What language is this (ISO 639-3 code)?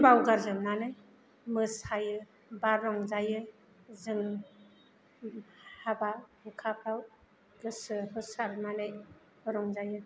brx